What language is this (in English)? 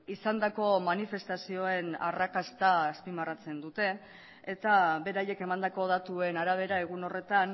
Basque